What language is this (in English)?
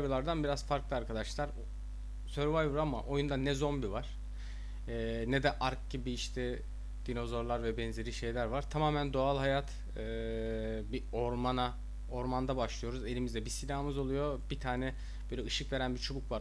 Turkish